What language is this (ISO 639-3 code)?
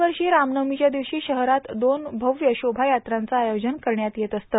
mar